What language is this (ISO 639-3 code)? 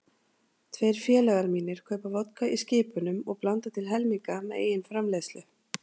isl